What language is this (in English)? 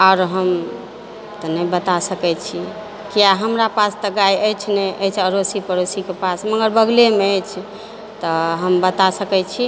Maithili